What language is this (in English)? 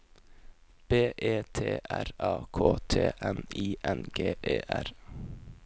Norwegian